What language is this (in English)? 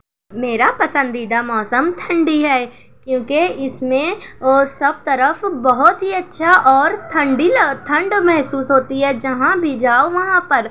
Urdu